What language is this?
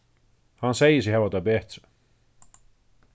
Faroese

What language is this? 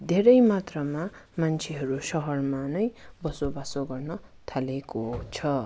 Nepali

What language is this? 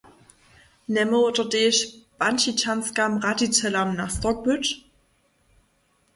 Upper Sorbian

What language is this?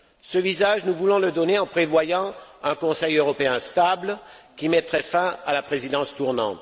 French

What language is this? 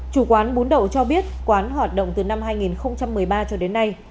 Vietnamese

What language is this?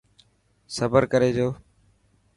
Dhatki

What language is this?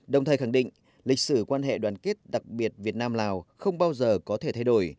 Vietnamese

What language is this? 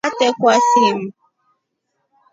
Rombo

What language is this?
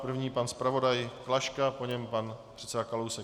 Czech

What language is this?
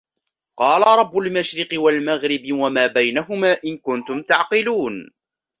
Arabic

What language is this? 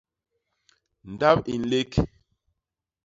Basaa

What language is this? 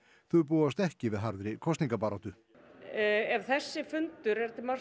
Icelandic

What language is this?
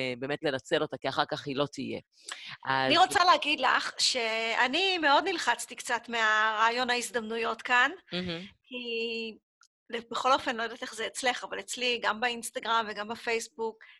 Hebrew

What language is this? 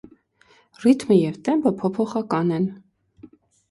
Armenian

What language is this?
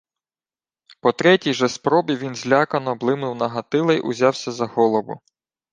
Ukrainian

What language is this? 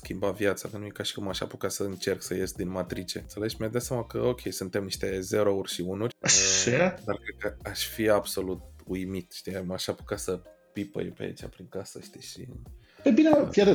Romanian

